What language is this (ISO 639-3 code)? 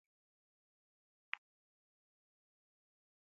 mse